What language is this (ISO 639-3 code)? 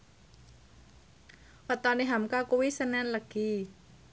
jav